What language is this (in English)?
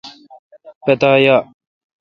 Kalkoti